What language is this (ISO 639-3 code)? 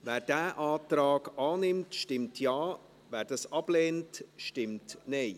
gsw